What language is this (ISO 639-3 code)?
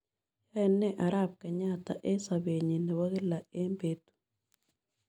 kln